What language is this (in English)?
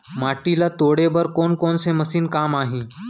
Chhattisgarhi